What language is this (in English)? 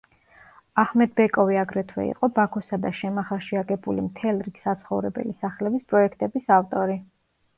Georgian